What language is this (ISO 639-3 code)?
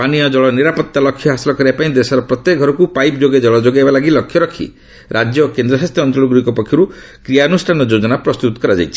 ori